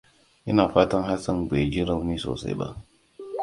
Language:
Hausa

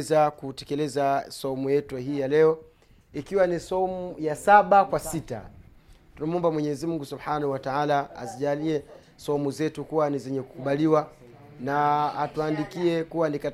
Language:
Swahili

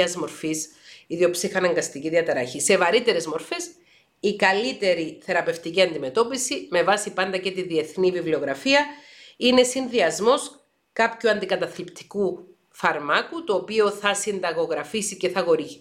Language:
Greek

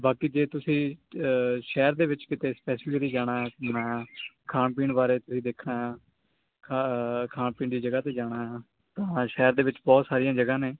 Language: Punjabi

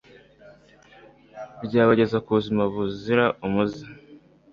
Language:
Kinyarwanda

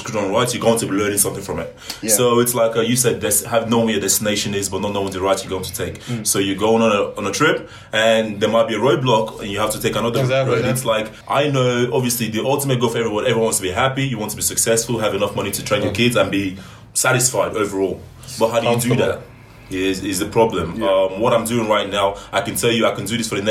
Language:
English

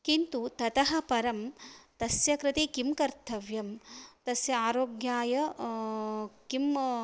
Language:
Sanskrit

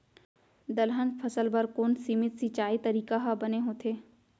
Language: Chhattisgarhi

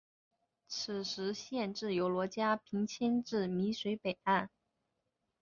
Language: Chinese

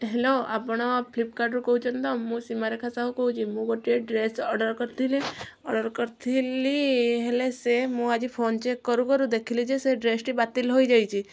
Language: Odia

